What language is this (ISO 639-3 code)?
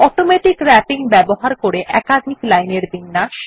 ben